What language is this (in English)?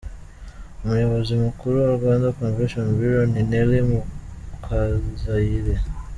Kinyarwanda